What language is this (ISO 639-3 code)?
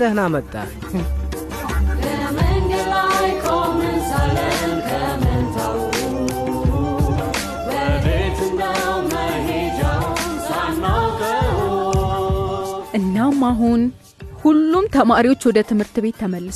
amh